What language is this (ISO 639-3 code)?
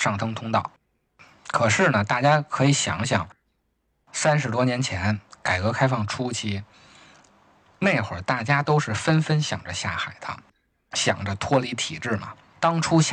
zho